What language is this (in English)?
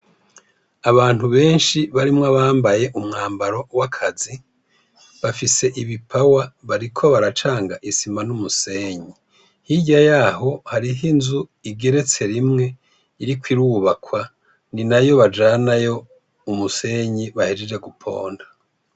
Rundi